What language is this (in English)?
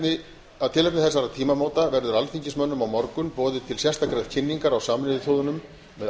Icelandic